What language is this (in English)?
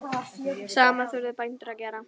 Icelandic